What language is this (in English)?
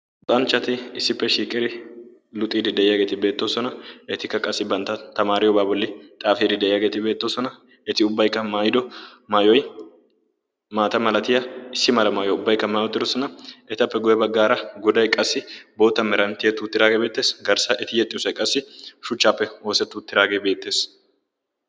Wolaytta